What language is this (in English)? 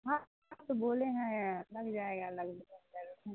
Urdu